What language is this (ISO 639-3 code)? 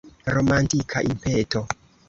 epo